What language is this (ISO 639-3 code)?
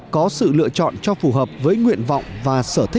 vie